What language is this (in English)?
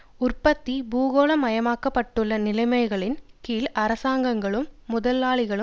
Tamil